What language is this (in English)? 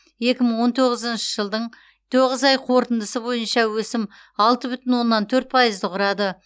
Kazakh